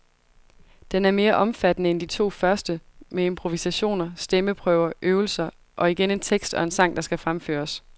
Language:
Danish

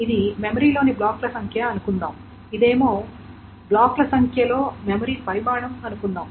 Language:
Telugu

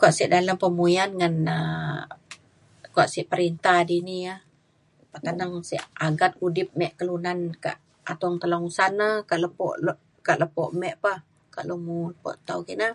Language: Mainstream Kenyah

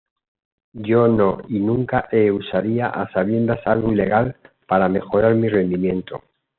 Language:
Spanish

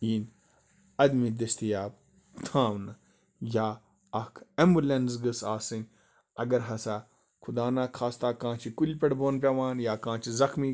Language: Kashmiri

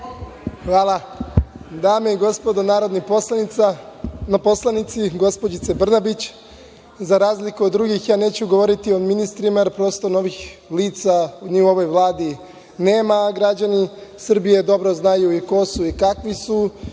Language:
Serbian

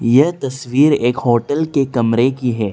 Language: Hindi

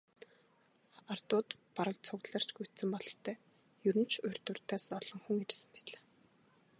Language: Mongolian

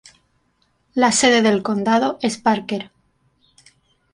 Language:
Spanish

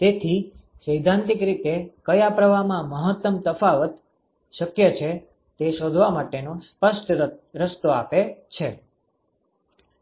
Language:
Gujarati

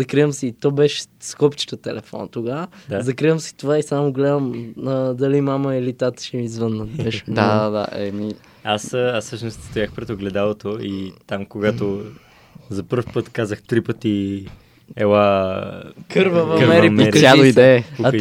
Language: Bulgarian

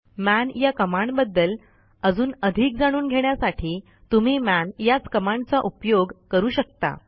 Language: Marathi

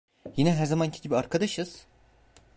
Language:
Turkish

